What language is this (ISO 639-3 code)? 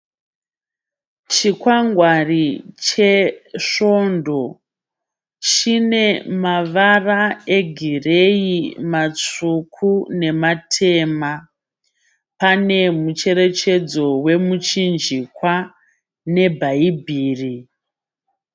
sna